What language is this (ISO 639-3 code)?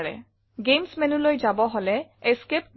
asm